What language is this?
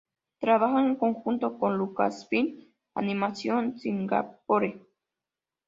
Spanish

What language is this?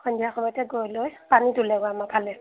Assamese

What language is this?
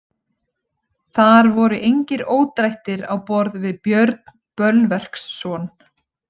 Icelandic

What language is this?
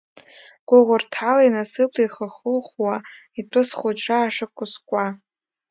Abkhazian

